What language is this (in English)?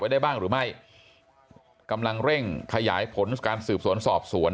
Thai